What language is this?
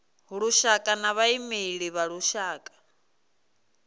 Venda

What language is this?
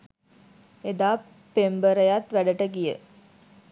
Sinhala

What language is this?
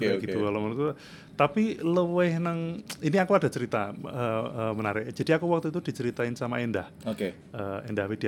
Indonesian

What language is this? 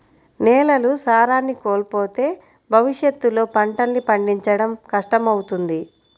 Telugu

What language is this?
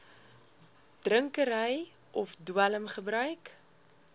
Afrikaans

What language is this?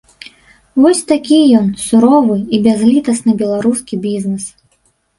Belarusian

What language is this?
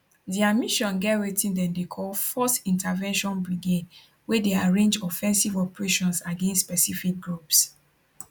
Nigerian Pidgin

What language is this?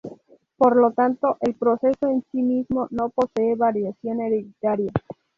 Spanish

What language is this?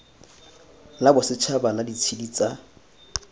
Tswana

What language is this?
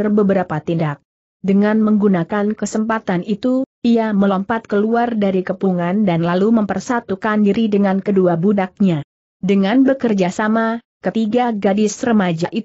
Indonesian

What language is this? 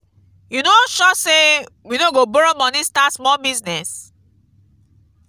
Nigerian Pidgin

